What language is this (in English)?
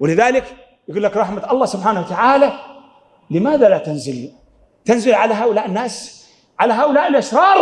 Arabic